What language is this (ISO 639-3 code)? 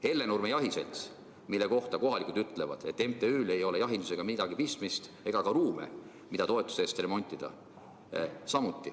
est